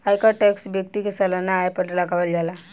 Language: Bhojpuri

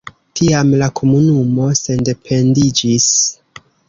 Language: Esperanto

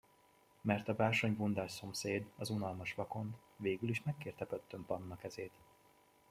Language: Hungarian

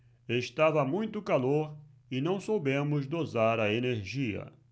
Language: Portuguese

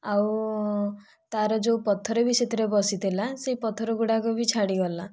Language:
Odia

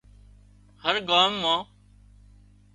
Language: Wadiyara Koli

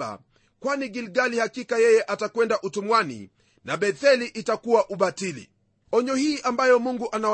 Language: Swahili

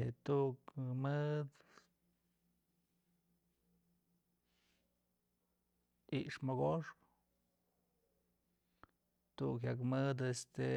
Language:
Mazatlán Mixe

